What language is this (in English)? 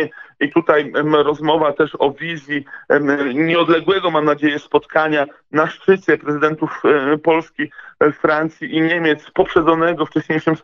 Polish